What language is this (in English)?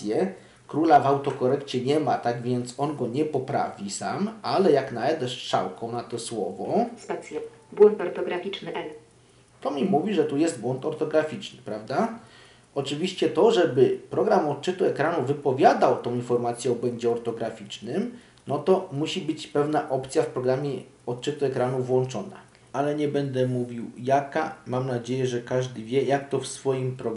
Polish